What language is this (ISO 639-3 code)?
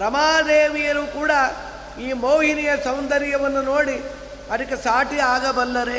kan